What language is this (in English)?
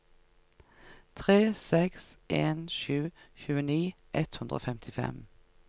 Norwegian